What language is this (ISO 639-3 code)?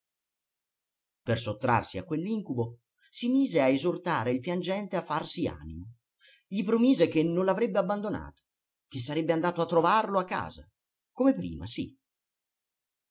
ita